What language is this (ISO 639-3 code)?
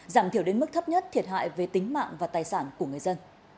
vie